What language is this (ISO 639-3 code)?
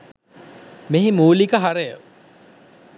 sin